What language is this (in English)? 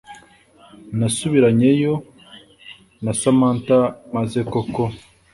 Kinyarwanda